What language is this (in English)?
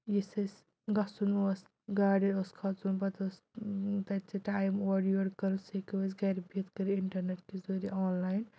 Kashmiri